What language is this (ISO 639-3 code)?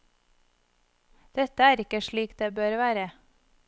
nor